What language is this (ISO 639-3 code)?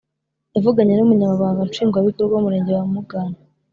kin